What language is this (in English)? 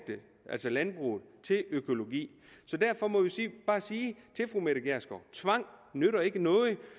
Danish